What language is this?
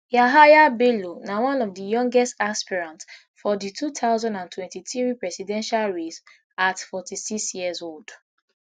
Nigerian Pidgin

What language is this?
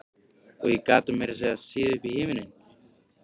Icelandic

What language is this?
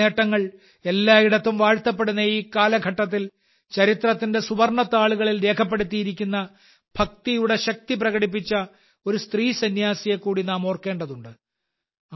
Malayalam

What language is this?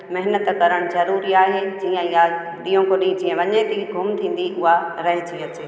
Sindhi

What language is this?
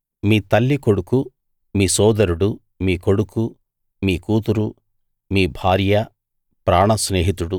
Telugu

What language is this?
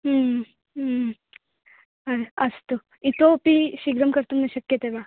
Sanskrit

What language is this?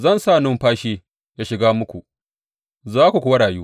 Hausa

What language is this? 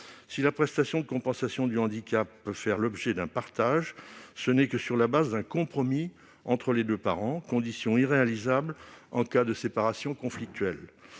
French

